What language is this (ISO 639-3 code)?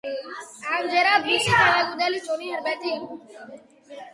kat